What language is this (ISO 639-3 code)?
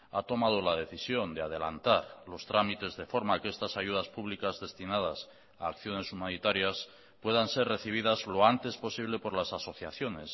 spa